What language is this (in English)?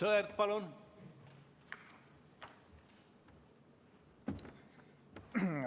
Estonian